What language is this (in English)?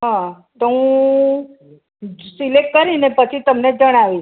Gujarati